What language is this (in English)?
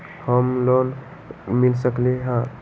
Magahi